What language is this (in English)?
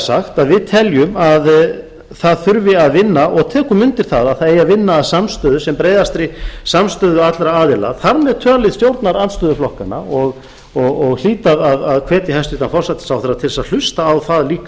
Icelandic